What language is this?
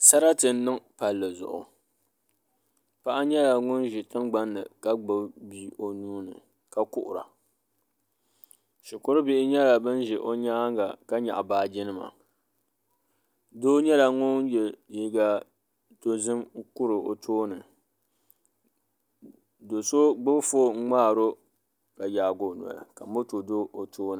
Dagbani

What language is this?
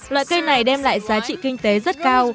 Vietnamese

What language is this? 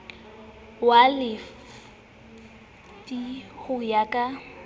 Southern Sotho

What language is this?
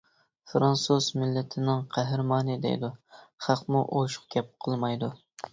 Uyghur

